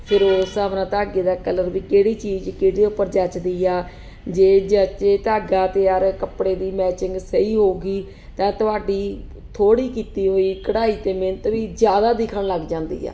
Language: Punjabi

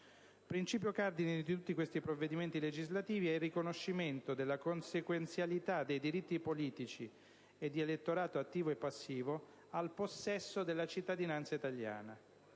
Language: Italian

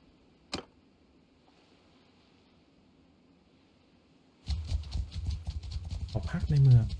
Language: Thai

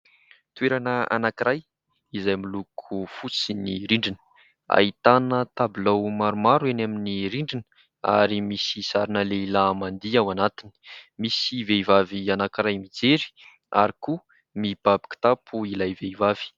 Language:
Malagasy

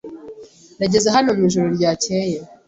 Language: Kinyarwanda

